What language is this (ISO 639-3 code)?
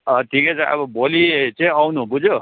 nep